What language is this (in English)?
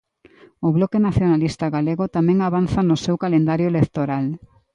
Galician